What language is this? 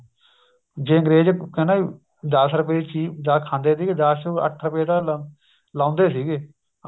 Punjabi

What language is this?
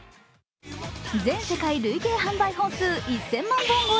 Japanese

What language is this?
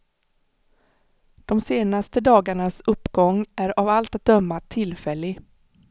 Swedish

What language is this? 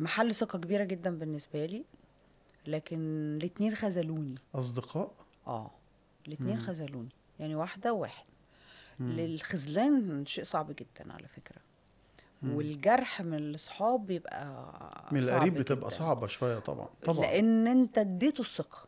Arabic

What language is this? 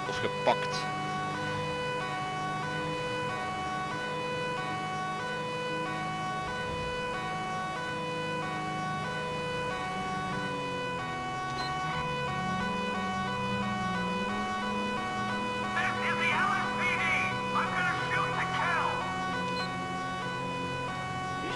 Dutch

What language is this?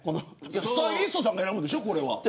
Japanese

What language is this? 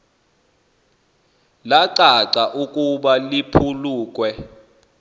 Xhosa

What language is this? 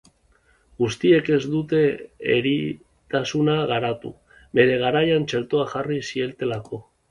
Basque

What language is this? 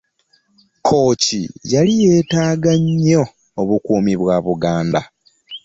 Ganda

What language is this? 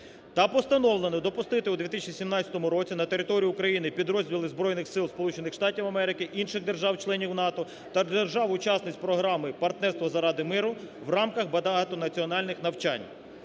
Ukrainian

